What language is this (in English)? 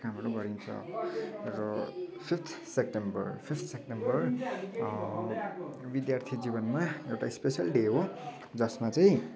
Nepali